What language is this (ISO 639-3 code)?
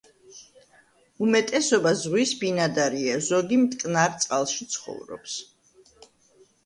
kat